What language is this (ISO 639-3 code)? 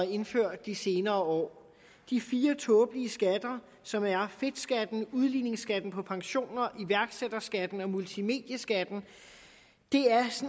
dan